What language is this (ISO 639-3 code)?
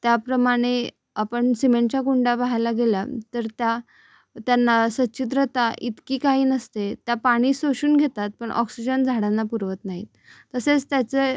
mar